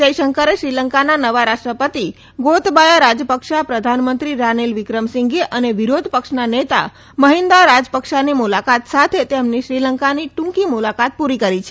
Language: Gujarati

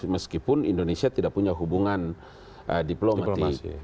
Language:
Indonesian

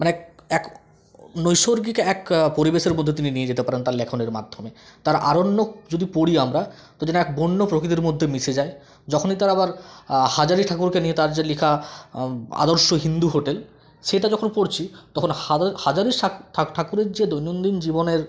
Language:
Bangla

